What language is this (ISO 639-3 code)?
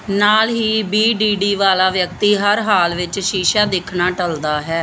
pan